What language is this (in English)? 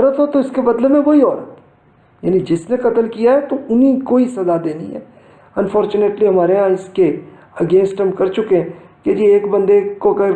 Urdu